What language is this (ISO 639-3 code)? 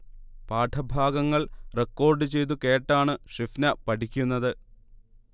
mal